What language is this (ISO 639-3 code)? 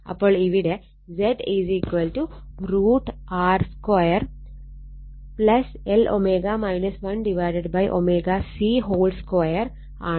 mal